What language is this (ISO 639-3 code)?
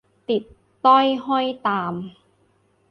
tha